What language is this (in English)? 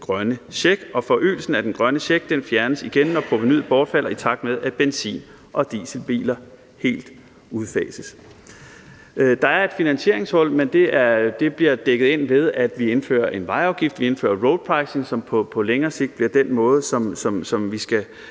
Danish